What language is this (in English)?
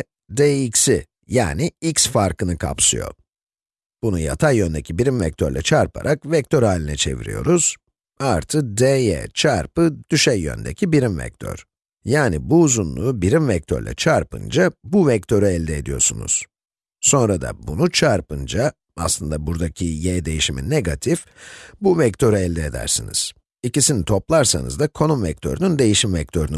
Turkish